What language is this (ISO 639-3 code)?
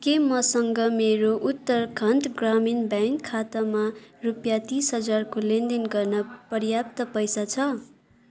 nep